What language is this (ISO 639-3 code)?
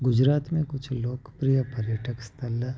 snd